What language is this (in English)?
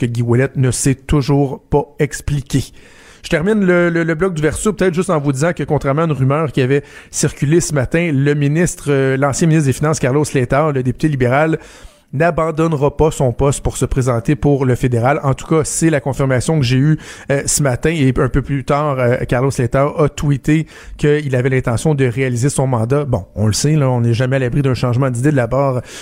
French